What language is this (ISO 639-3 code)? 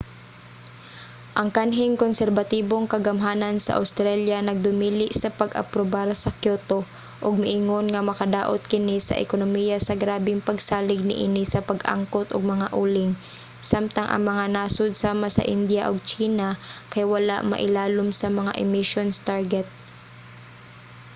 ceb